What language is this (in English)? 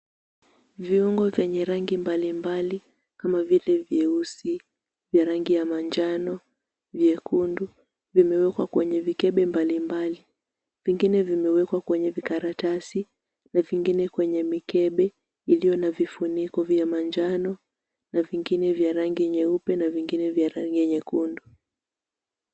Swahili